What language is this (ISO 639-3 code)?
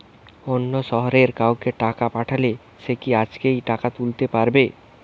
ben